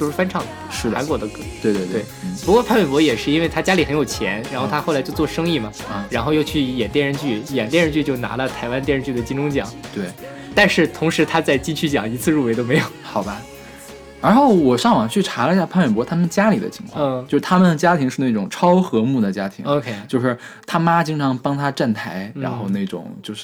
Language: Chinese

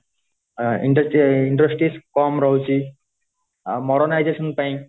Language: Odia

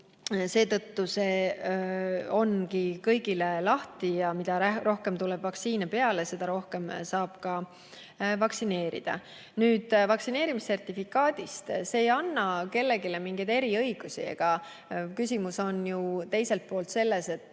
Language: Estonian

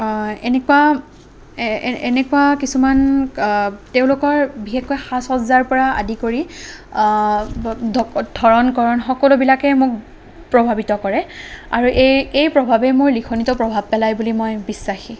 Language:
Assamese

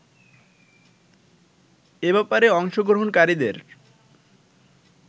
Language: Bangla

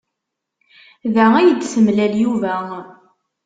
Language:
Kabyle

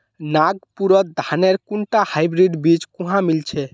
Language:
Magahi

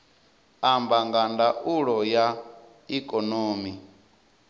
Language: Venda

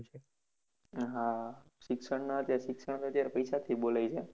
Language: Gujarati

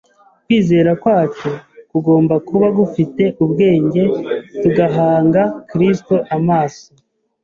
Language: Kinyarwanda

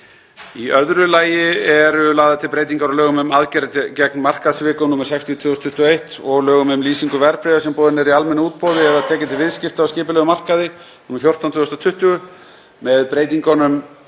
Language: Icelandic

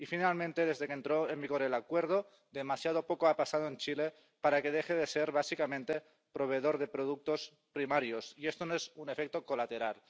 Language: Spanish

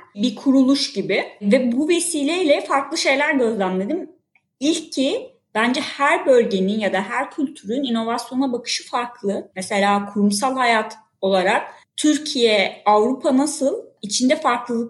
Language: Turkish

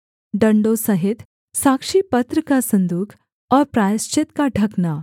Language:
Hindi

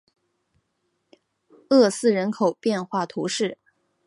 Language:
Chinese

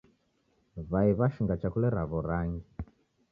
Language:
Taita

